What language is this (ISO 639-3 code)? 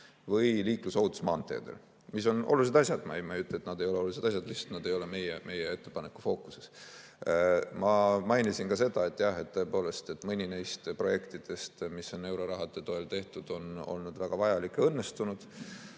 est